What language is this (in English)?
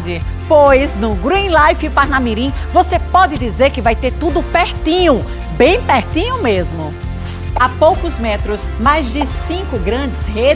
Portuguese